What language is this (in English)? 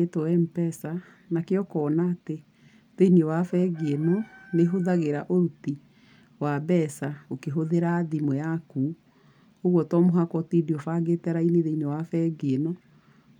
Kikuyu